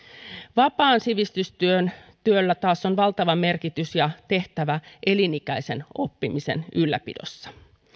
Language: Finnish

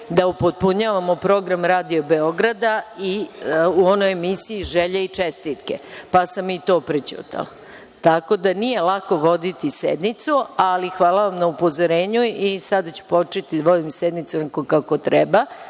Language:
Serbian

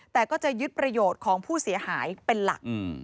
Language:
Thai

